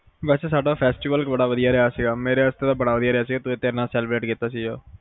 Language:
Punjabi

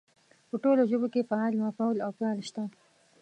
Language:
Pashto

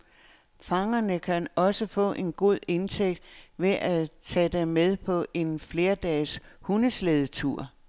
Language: Danish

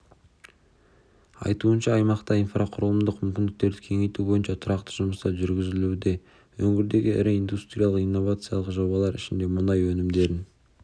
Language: Kazakh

